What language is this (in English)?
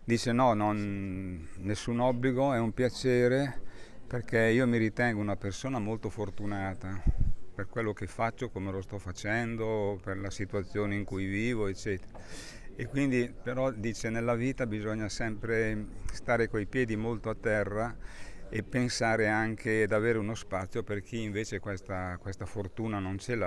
Italian